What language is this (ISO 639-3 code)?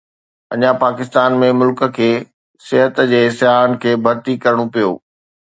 snd